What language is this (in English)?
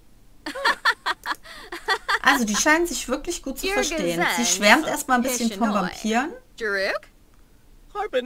German